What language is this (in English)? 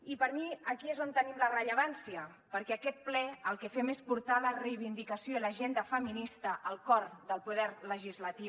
Catalan